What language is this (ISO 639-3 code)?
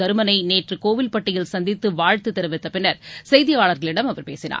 tam